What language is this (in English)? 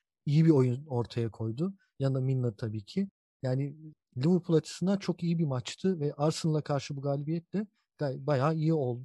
Turkish